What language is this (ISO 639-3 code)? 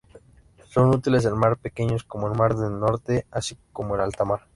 spa